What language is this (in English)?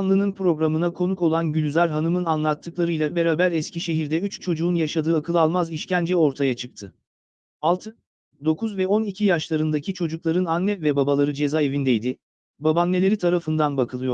Turkish